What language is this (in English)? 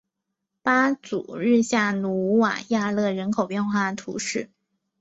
Chinese